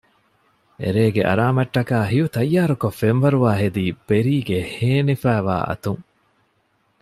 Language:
Divehi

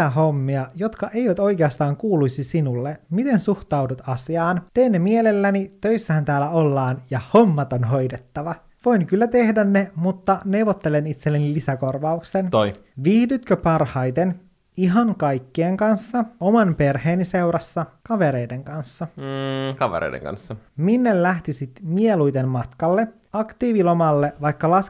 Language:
Finnish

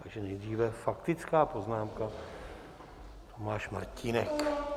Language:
Czech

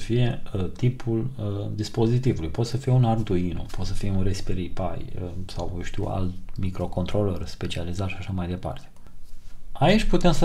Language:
Romanian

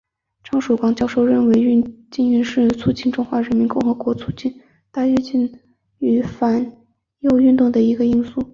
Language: Chinese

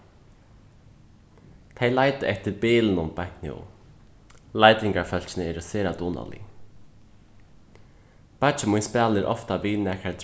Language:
Faroese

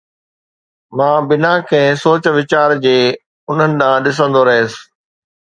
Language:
Sindhi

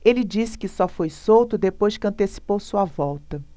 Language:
Portuguese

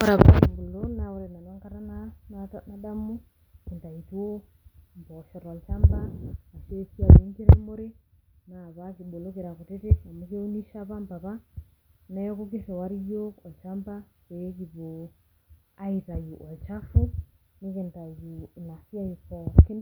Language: Masai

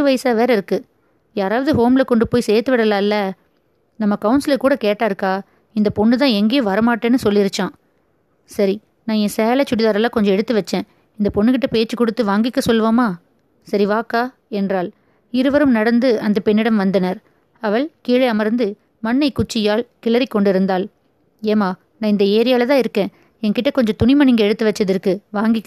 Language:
Tamil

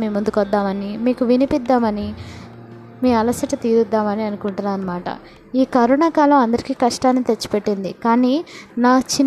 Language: Telugu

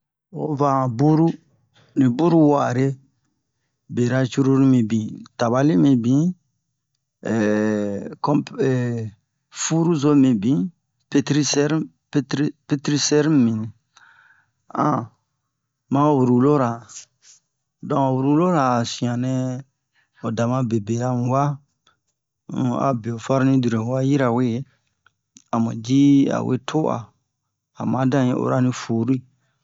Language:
Bomu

